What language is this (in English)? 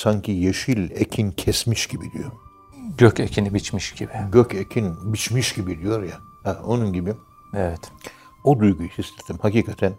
Turkish